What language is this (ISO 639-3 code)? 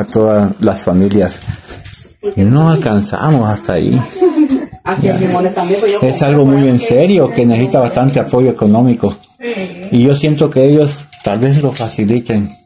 spa